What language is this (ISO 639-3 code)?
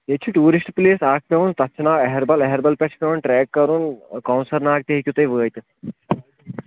kas